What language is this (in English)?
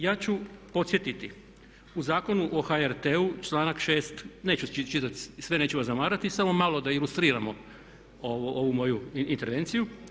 Croatian